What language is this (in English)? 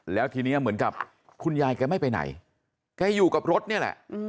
Thai